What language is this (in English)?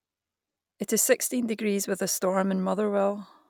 English